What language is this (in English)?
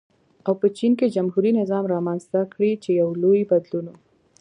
Pashto